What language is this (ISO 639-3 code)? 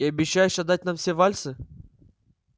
rus